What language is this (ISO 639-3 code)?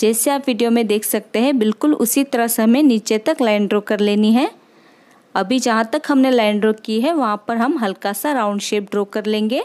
hin